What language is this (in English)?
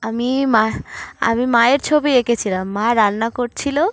Bangla